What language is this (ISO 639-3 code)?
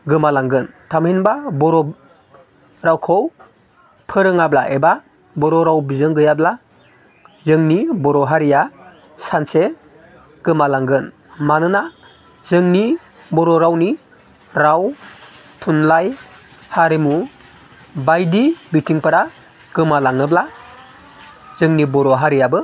brx